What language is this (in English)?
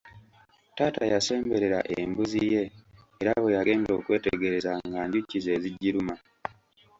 Ganda